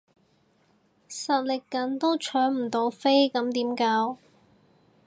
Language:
Cantonese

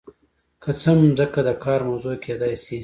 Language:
Pashto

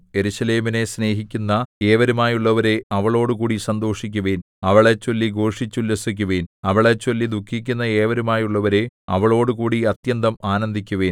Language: Malayalam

